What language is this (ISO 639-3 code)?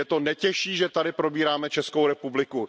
ces